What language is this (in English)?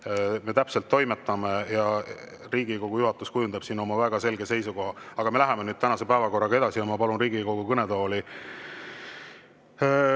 Estonian